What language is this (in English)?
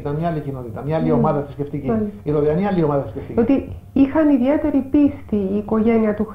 Greek